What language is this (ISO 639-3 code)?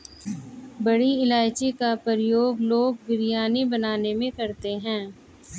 hin